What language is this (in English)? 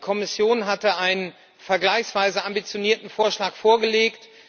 German